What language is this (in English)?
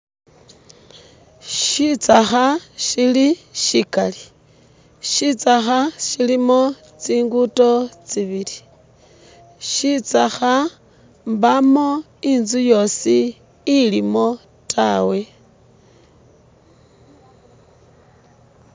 Masaaba